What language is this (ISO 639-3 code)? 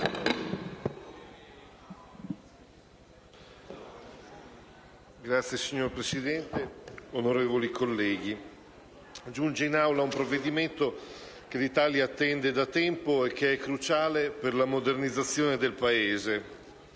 ita